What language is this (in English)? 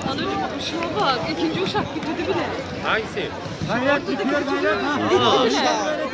Turkish